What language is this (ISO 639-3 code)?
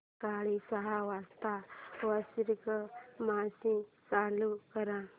mar